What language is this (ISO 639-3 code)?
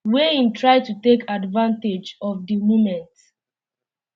pcm